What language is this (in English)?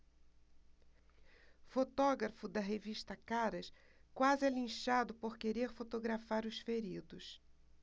Portuguese